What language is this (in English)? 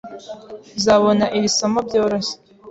Kinyarwanda